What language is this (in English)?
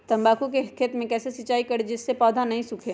Magahi